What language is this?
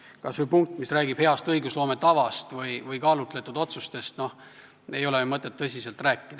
Estonian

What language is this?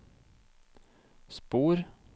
Norwegian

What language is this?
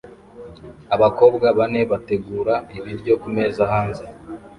Kinyarwanda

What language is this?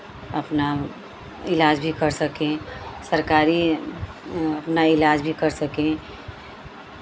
Hindi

